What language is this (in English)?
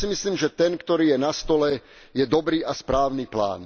Slovak